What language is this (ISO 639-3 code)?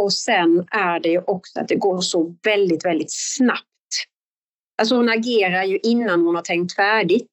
swe